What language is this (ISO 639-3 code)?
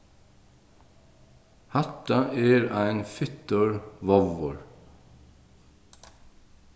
fao